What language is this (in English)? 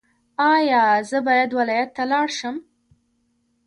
Pashto